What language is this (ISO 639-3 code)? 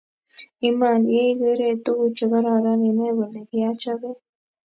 kln